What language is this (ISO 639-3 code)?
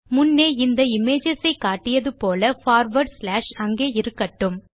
tam